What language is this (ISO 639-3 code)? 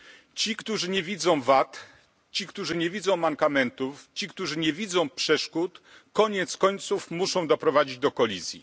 pol